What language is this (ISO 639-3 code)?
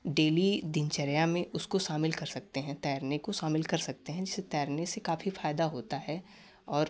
hin